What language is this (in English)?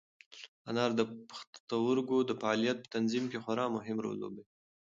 Pashto